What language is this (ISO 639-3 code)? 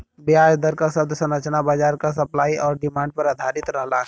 bho